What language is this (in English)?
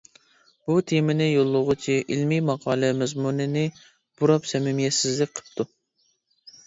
Uyghur